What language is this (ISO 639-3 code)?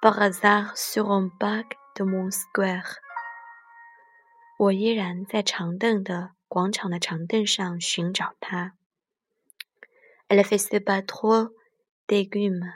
zho